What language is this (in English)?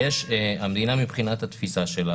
Hebrew